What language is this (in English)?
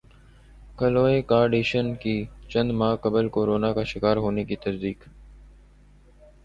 Urdu